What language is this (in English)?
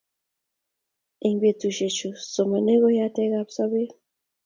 Kalenjin